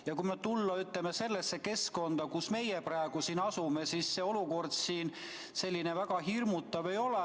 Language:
Estonian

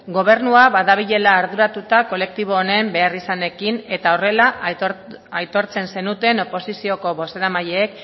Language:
Basque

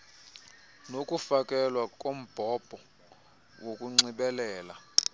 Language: Xhosa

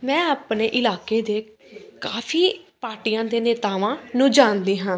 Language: Punjabi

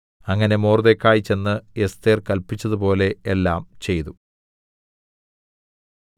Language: Malayalam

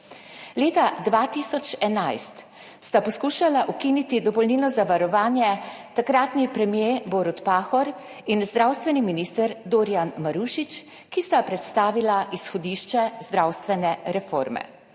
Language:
Slovenian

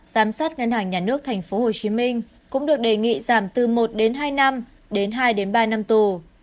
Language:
Vietnamese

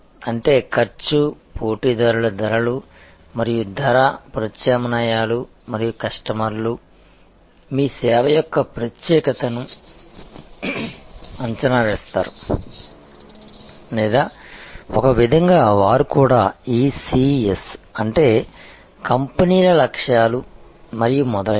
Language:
Telugu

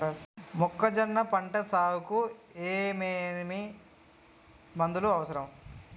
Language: Telugu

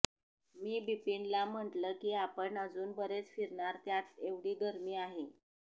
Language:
Marathi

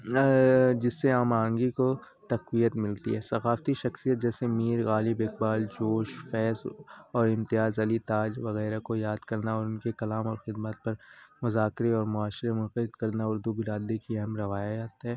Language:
Urdu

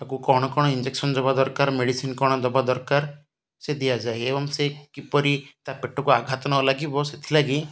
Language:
Odia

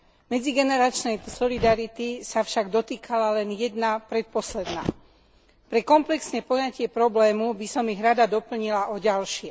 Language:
Slovak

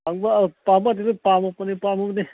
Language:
Manipuri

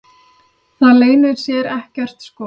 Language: Icelandic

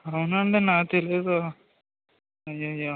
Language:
Telugu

